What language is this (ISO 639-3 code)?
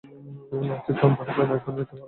ben